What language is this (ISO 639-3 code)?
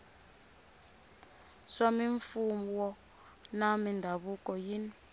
tso